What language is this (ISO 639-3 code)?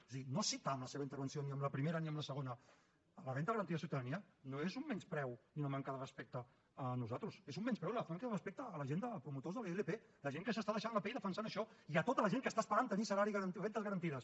cat